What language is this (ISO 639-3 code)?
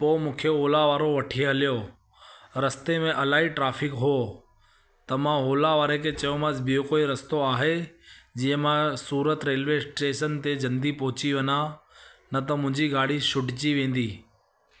snd